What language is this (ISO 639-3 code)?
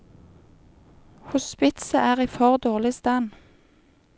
nor